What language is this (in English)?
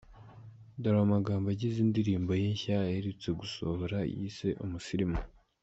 Kinyarwanda